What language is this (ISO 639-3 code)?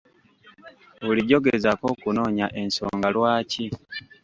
lug